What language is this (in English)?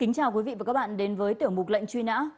Vietnamese